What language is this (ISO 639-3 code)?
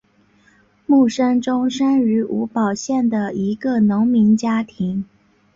zho